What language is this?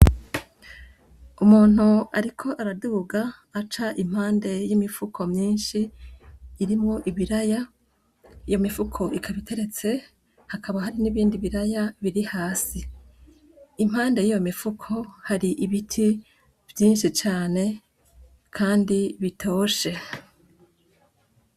Rundi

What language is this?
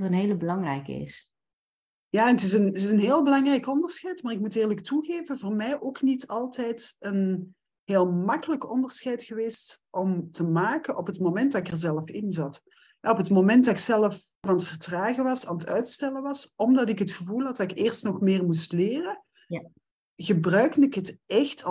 Dutch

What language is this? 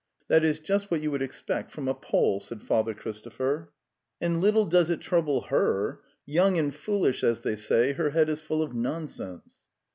English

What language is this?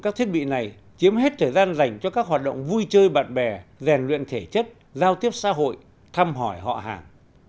Vietnamese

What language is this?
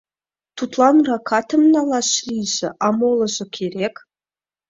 Mari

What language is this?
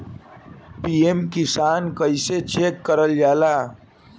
Bhojpuri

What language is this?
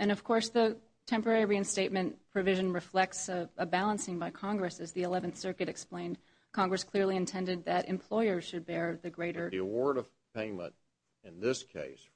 English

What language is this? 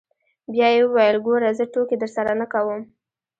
Pashto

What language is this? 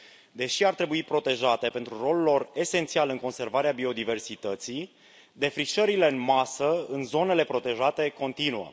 Romanian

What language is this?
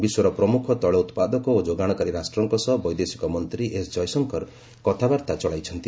Odia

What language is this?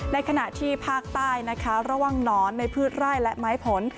Thai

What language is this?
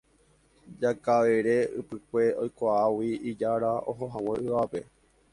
Guarani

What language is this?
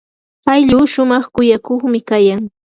Yanahuanca Pasco Quechua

